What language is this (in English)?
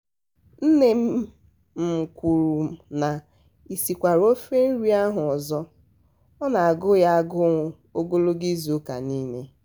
Igbo